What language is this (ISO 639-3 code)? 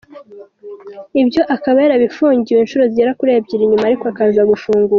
kin